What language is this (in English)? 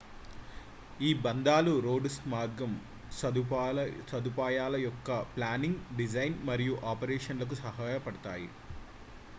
Telugu